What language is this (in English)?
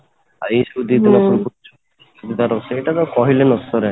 Odia